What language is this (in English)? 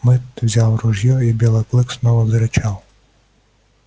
Russian